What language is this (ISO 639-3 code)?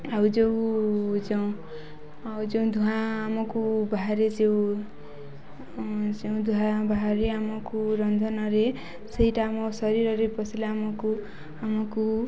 ori